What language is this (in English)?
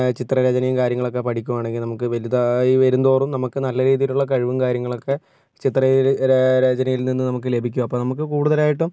Malayalam